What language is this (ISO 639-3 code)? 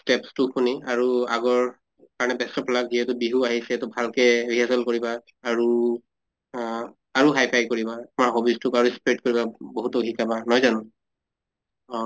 asm